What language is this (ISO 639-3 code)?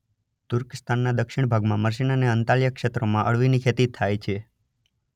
guj